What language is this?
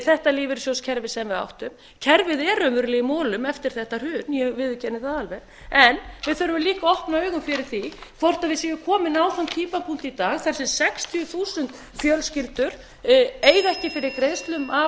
Icelandic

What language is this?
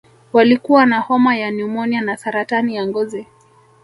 Swahili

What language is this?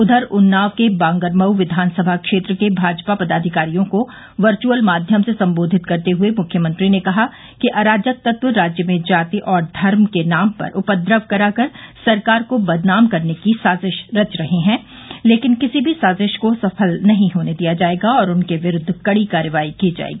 Hindi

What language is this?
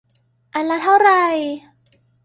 Thai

